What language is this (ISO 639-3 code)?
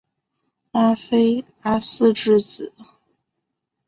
zho